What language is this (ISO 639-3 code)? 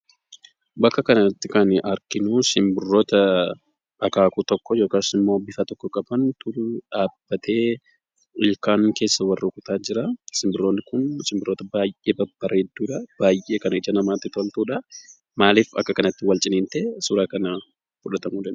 orm